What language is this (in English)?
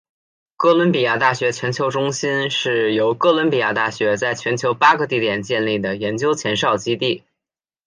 Chinese